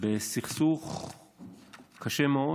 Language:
Hebrew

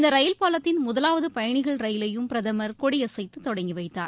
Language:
Tamil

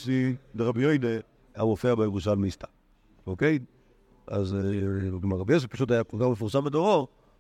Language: Hebrew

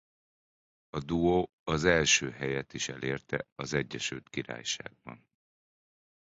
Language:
Hungarian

